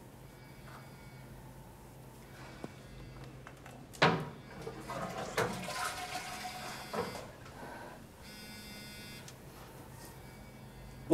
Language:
Vietnamese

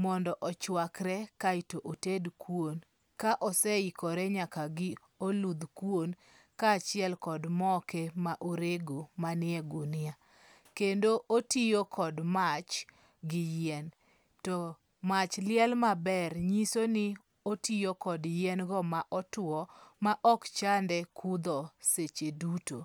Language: Luo (Kenya and Tanzania)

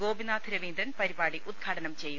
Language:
Malayalam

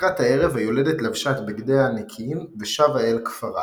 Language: Hebrew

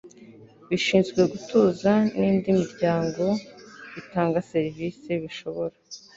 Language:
Kinyarwanda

